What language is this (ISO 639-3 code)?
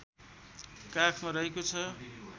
nep